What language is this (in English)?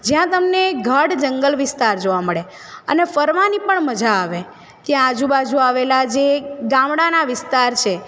Gujarati